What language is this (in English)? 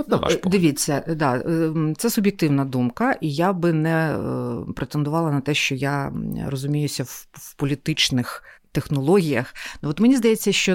Ukrainian